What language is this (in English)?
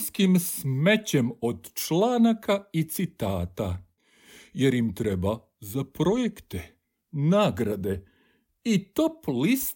Croatian